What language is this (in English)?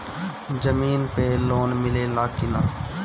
Bhojpuri